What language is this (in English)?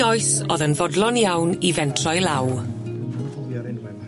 Welsh